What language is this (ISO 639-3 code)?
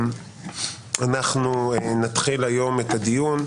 heb